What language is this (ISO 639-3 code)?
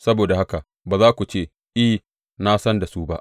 hau